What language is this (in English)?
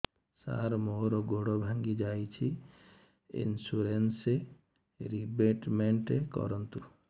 Odia